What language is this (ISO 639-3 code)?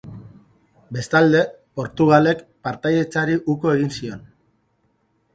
eus